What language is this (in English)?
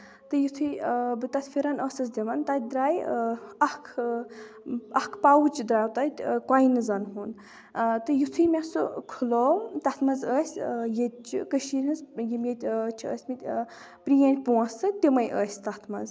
Kashmiri